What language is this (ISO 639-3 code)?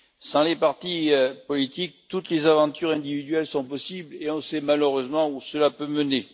fra